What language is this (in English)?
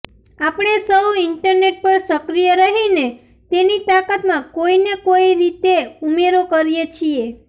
Gujarati